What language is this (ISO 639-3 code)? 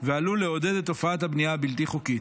heb